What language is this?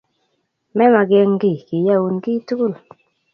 Kalenjin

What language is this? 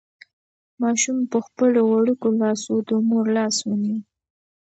Pashto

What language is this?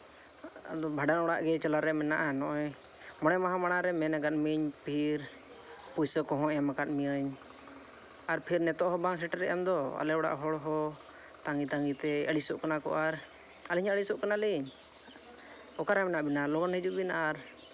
Santali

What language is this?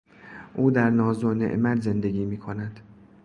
Persian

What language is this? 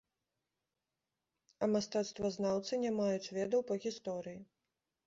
Belarusian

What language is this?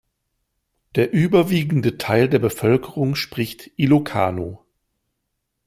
German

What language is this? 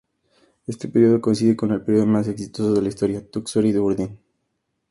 Spanish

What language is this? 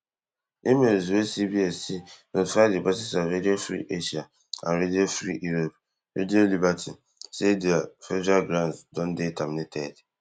Nigerian Pidgin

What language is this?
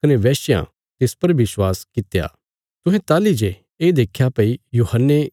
Bilaspuri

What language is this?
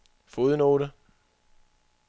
Danish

